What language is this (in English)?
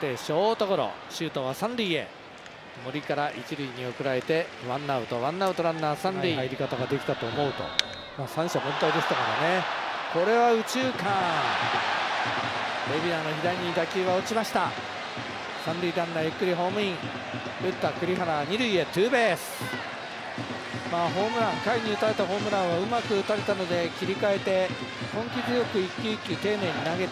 Japanese